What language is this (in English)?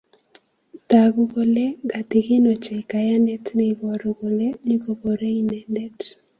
Kalenjin